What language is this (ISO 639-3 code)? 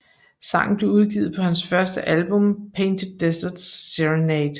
dan